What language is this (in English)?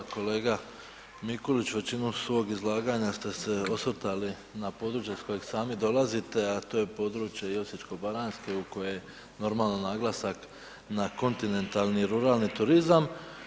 Croatian